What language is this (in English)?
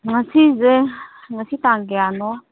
Manipuri